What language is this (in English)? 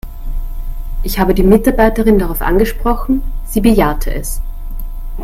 German